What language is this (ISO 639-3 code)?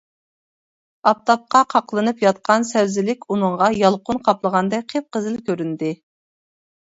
uig